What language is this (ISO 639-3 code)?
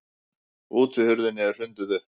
isl